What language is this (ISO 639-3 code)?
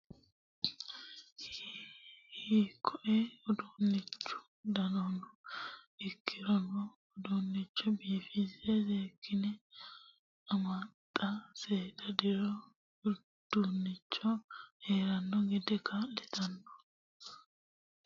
sid